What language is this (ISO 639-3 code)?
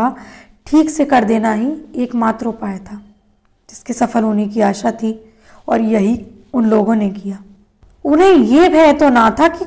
hin